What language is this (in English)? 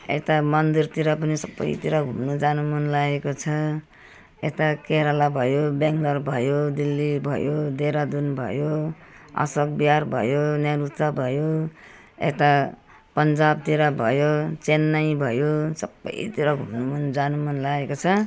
Nepali